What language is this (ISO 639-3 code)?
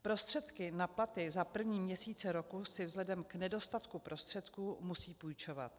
ces